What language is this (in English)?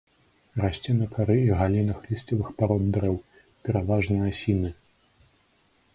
Belarusian